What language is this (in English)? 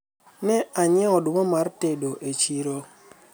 Luo (Kenya and Tanzania)